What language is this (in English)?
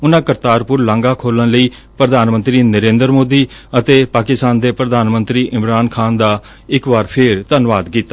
Punjabi